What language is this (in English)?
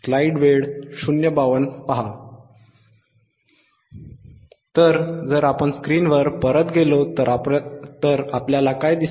Marathi